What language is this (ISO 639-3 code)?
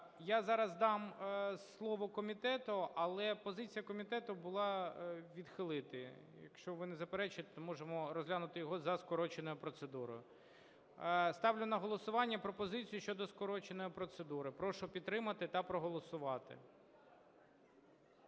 ukr